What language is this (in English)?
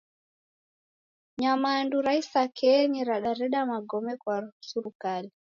Taita